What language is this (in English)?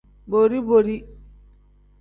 Tem